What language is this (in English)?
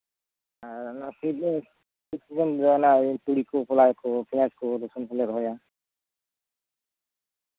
Santali